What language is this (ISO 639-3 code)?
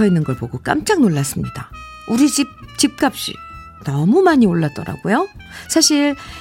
kor